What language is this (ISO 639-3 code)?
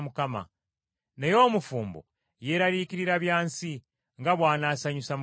lug